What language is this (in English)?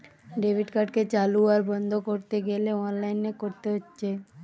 Bangla